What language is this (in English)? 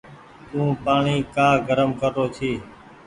Goaria